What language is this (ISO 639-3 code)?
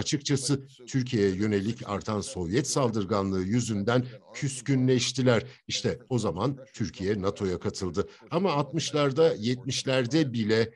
tur